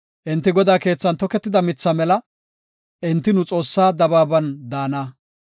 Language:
Gofa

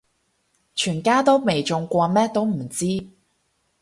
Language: Cantonese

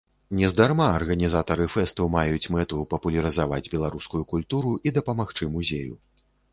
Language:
Belarusian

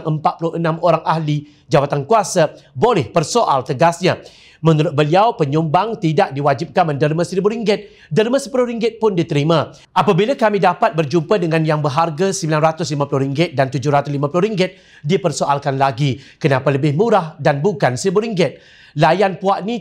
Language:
Malay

